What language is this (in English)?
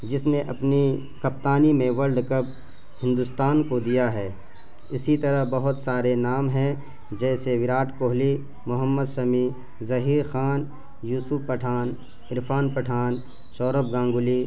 Urdu